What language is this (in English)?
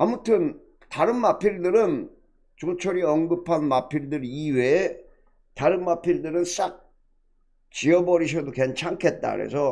Korean